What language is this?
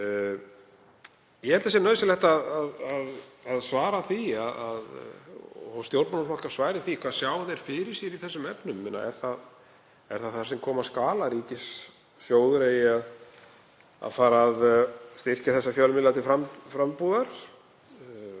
Icelandic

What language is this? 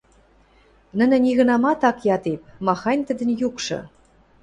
Western Mari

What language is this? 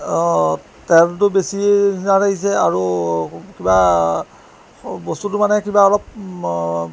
Assamese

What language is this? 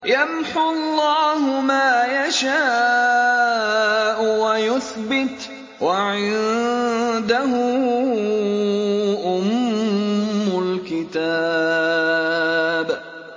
Arabic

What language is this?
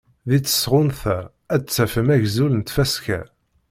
Kabyle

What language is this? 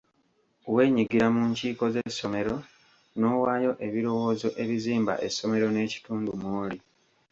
Ganda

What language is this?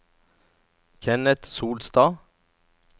Norwegian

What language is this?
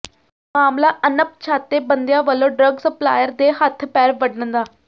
Punjabi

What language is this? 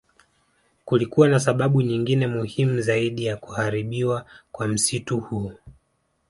Swahili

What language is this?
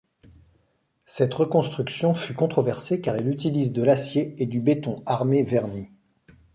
French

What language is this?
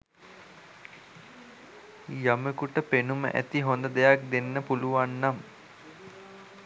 Sinhala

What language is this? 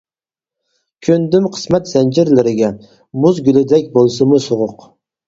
Uyghur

